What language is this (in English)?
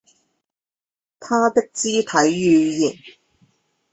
Chinese